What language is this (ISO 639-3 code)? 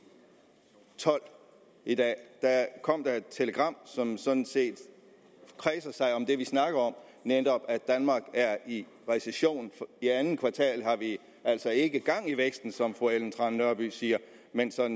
dan